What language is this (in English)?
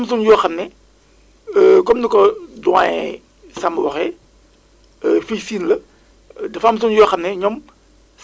Wolof